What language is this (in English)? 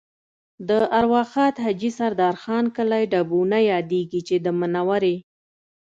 Pashto